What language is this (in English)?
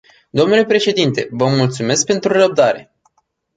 Romanian